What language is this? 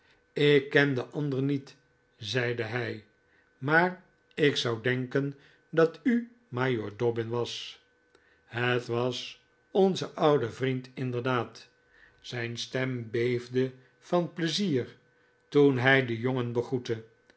Dutch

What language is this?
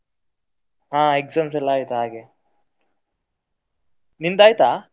Kannada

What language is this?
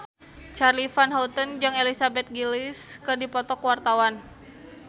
Sundanese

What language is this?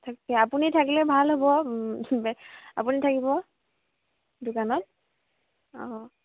Assamese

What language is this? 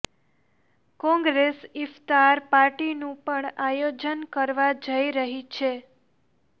Gujarati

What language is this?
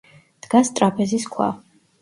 Georgian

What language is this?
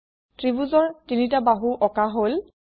Assamese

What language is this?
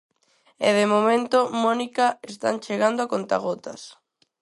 Galician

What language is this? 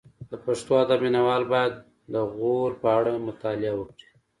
Pashto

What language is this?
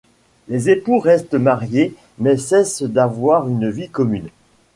French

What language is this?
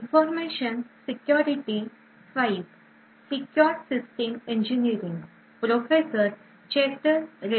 Marathi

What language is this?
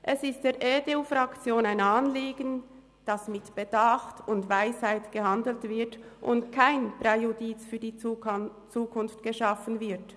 Swiss German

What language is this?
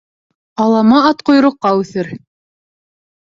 Bashkir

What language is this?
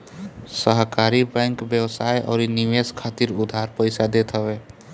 Bhojpuri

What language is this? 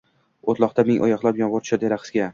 Uzbek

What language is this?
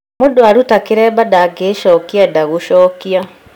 Kikuyu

